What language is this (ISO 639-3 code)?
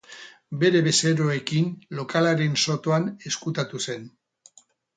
eus